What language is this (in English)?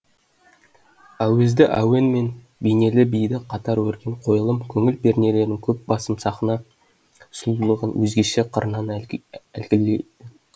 Kazakh